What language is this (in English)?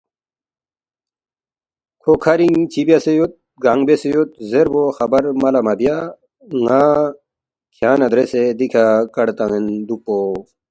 Balti